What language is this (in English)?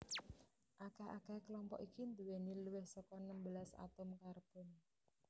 Javanese